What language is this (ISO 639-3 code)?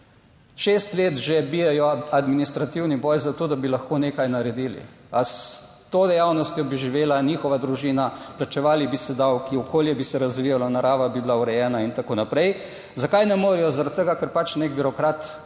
slv